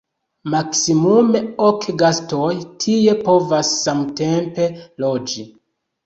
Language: Esperanto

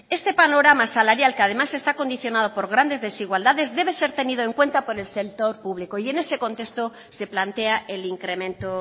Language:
Spanish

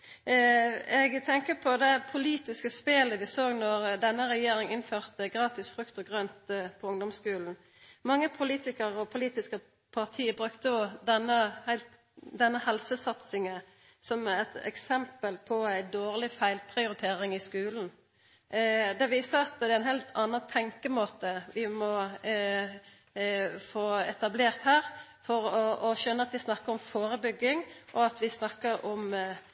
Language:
Norwegian Nynorsk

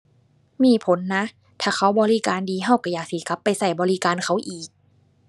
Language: Thai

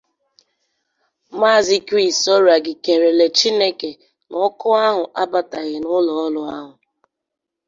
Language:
Igbo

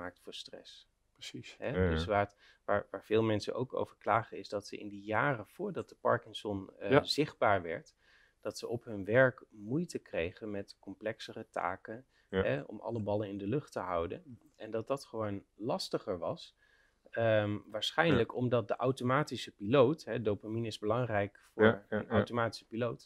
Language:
Dutch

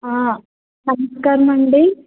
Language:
Telugu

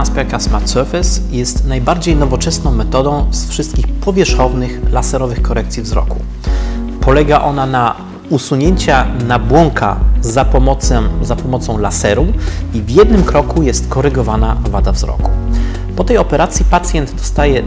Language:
Polish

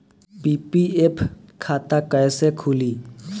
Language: Bhojpuri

